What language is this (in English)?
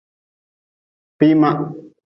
Nawdm